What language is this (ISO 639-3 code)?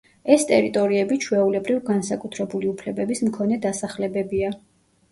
kat